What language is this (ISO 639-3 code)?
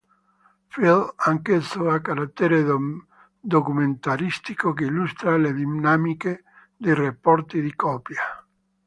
ita